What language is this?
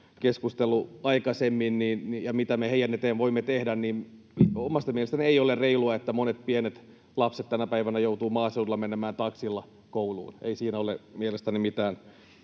Finnish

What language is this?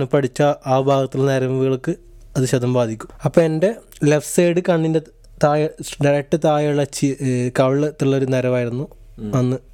Malayalam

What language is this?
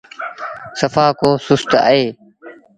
Sindhi Bhil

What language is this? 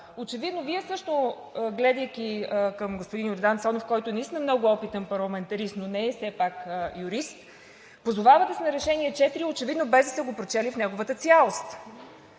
Bulgarian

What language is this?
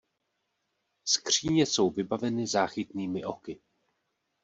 Czech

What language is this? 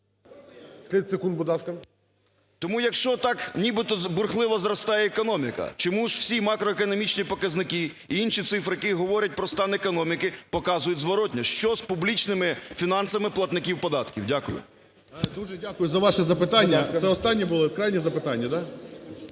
Ukrainian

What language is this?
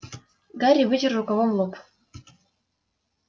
Russian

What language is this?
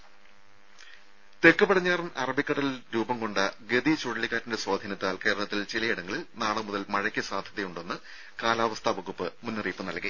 Malayalam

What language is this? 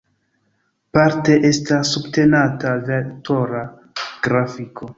Esperanto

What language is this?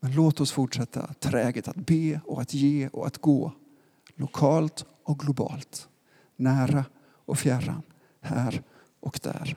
Swedish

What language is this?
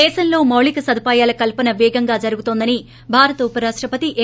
Telugu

